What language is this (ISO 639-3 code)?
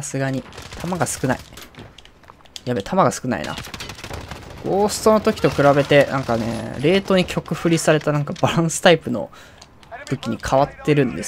jpn